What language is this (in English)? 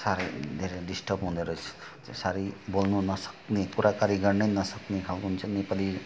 Nepali